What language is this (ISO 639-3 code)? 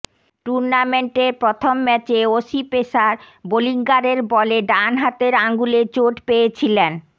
ben